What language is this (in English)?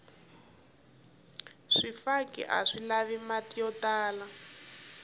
Tsonga